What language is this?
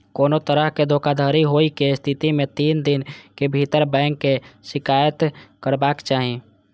Maithili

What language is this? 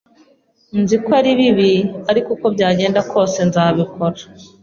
Kinyarwanda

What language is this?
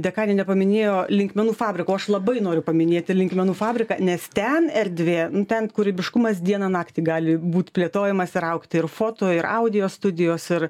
Lithuanian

